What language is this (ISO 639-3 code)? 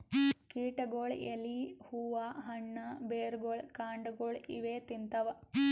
kan